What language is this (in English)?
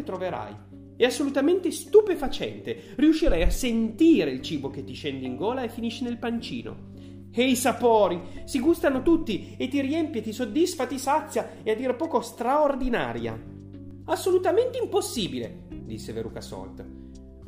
Italian